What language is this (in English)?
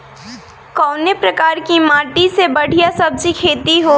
Bhojpuri